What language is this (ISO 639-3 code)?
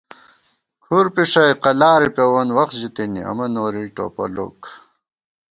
gwt